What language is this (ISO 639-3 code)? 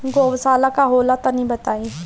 bho